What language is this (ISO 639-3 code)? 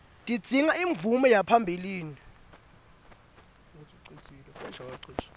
ssw